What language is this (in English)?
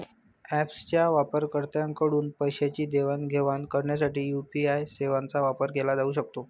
Marathi